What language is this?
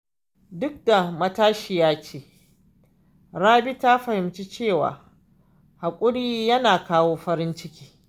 Hausa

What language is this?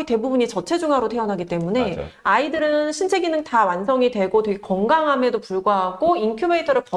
Korean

